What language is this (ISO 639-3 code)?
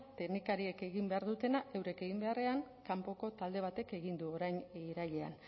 eus